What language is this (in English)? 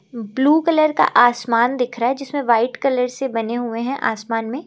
Hindi